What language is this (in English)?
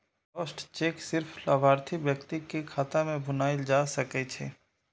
Maithili